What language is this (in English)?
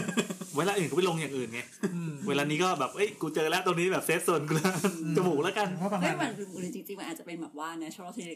Thai